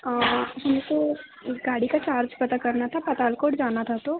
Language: Hindi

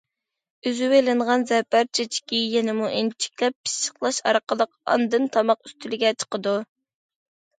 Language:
Uyghur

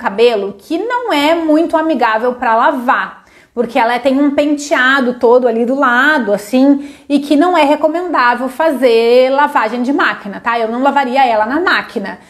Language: Portuguese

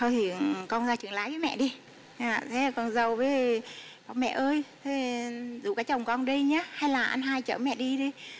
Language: Vietnamese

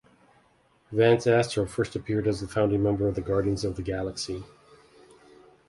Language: English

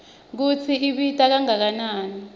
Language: Swati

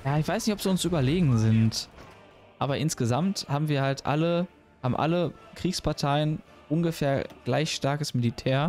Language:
German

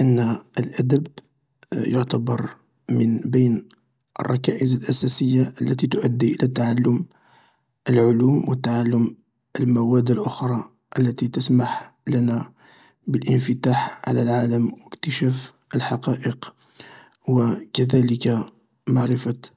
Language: Algerian Arabic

